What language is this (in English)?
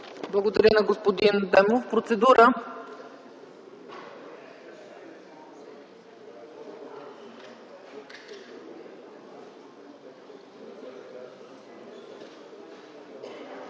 Bulgarian